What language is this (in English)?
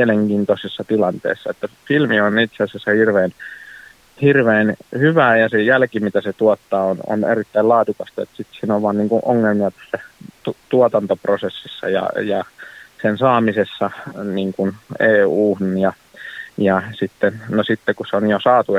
Finnish